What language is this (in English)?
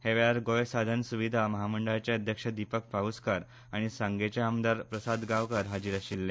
Konkani